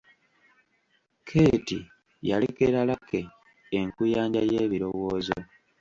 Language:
Ganda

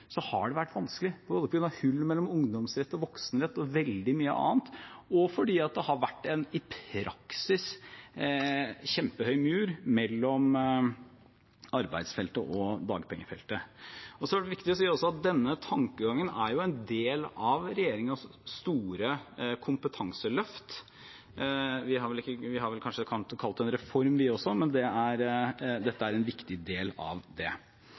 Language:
Norwegian Bokmål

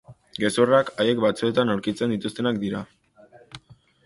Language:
Basque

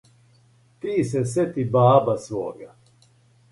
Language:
Serbian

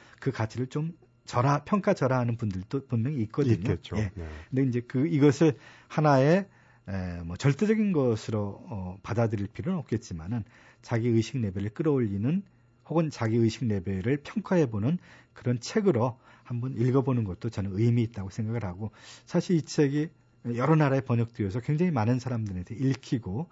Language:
Korean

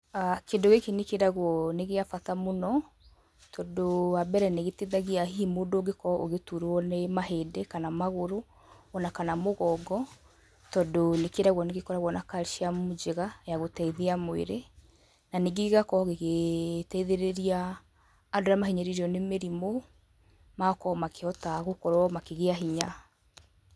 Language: Kikuyu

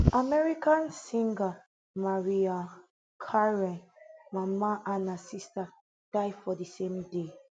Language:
Nigerian Pidgin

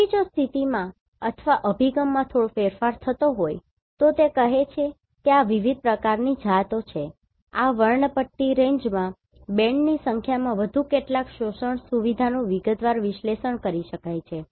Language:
Gujarati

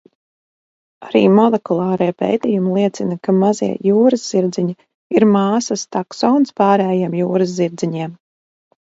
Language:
Latvian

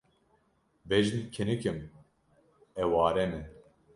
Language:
Kurdish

